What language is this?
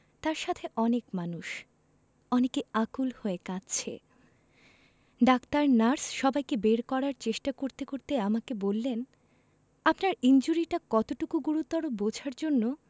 Bangla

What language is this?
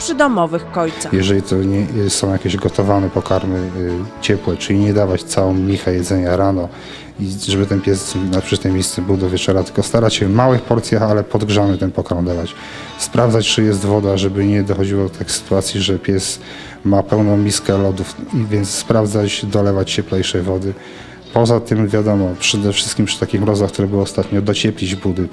Polish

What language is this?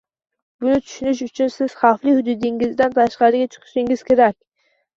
Uzbek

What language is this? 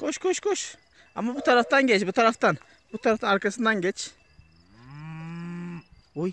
Turkish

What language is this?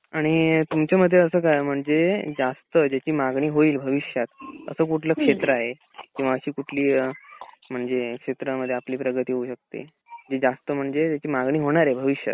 Marathi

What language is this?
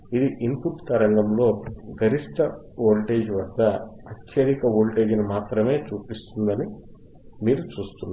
Telugu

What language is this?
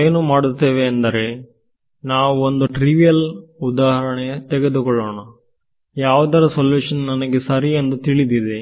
Kannada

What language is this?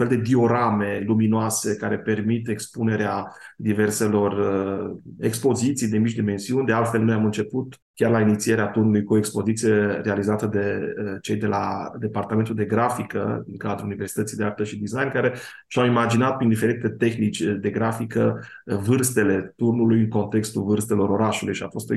Romanian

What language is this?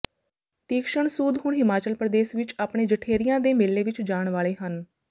Punjabi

